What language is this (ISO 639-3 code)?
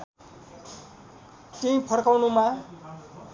nep